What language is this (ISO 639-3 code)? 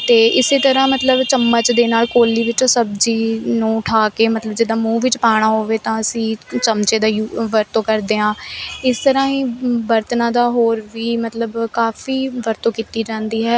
pan